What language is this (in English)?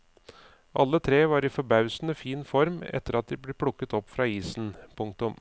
Norwegian